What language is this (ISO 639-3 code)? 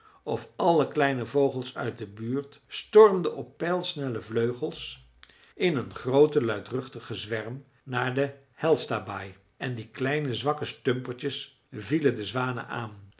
nld